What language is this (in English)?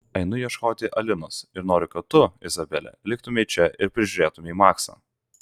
Lithuanian